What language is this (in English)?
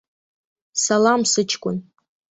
Abkhazian